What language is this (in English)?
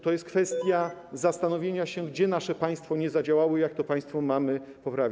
Polish